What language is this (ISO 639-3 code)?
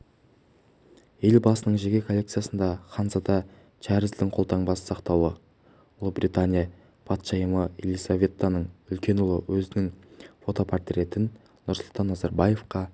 kaz